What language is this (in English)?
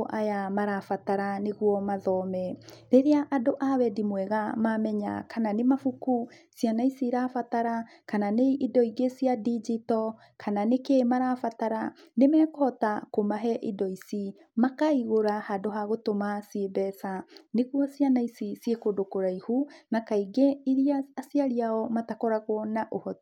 Kikuyu